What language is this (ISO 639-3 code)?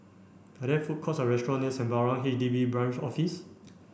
eng